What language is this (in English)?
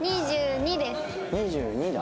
Japanese